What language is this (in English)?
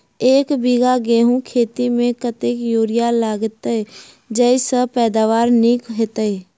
Maithili